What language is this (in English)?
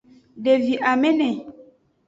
Aja (Benin)